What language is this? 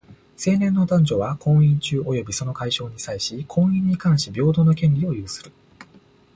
Japanese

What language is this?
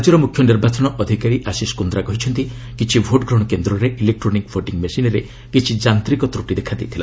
Odia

